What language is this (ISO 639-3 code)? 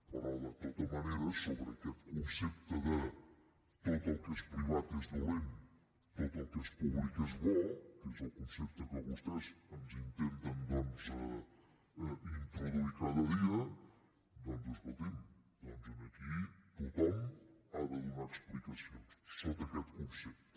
cat